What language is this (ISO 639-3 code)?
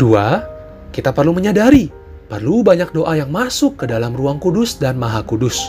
ind